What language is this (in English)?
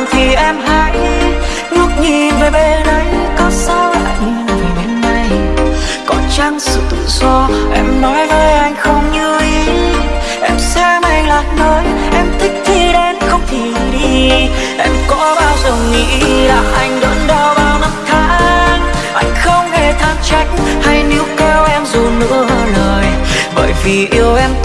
Vietnamese